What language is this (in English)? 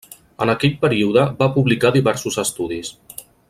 Catalan